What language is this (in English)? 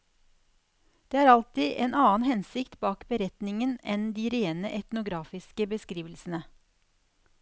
Norwegian